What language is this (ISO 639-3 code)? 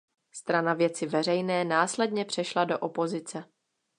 ces